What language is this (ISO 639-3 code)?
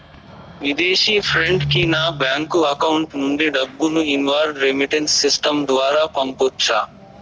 tel